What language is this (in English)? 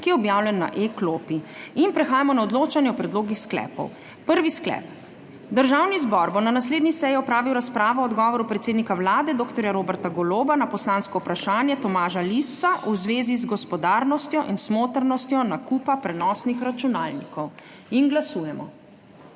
Slovenian